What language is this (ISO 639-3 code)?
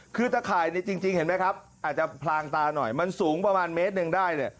tha